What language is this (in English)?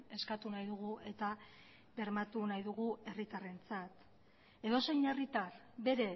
Basque